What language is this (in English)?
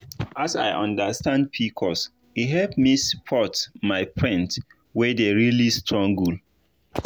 Nigerian Pidgin